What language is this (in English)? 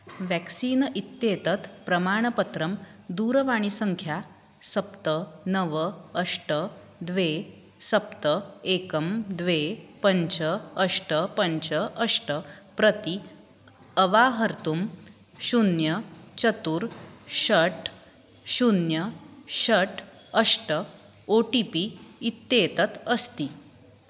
Sanskrit